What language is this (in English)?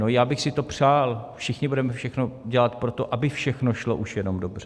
Czech